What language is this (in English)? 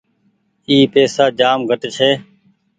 Goaria